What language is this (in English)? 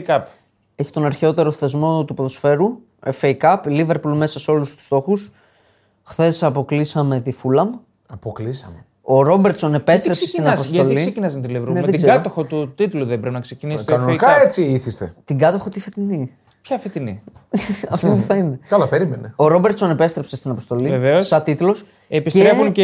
Greek